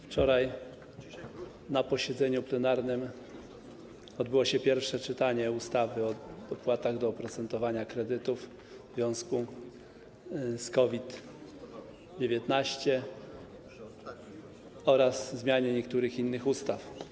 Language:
Polish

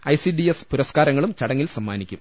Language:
Malayalam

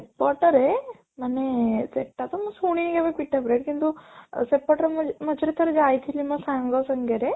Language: Odia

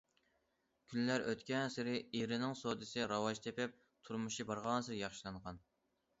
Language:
Uyghur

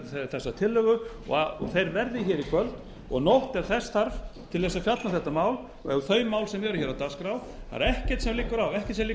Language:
Icelandic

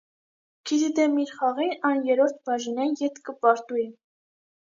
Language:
Armenian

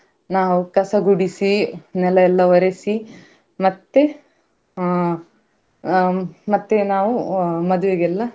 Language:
Kannada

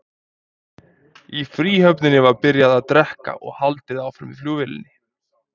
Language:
Icelandic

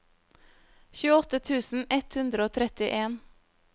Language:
Norwegian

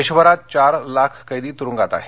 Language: Marathi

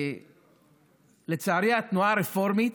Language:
Hebrew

